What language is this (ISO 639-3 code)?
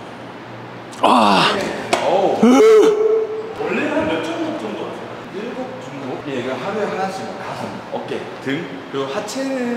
kor